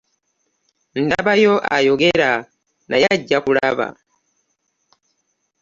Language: Ganda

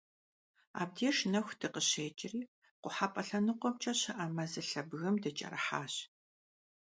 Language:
Kabardian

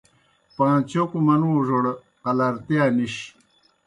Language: Kohistani Shina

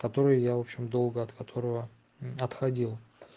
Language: Russian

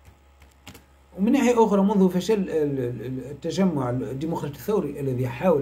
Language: Arabic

